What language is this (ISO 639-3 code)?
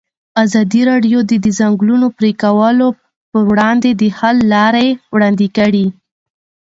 pus